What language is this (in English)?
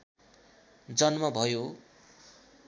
Nepali